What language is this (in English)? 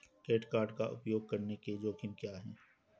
Hindi